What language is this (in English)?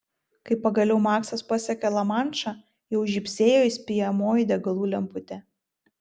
Lithuanian